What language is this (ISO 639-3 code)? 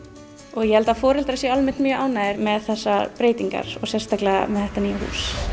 isl